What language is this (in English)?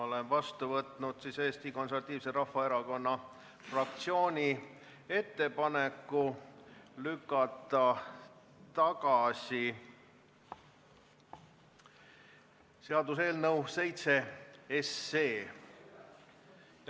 Estonian